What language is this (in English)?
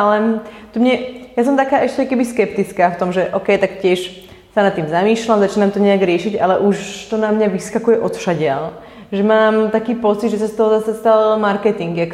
Slovak